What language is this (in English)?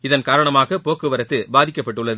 Tamil